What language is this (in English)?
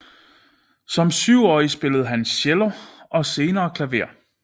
Danish